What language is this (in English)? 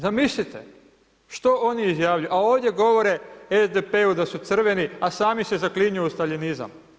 Croatian